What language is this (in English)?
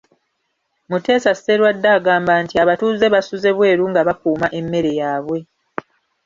Ganda